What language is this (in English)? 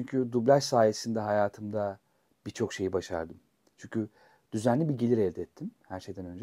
Turkish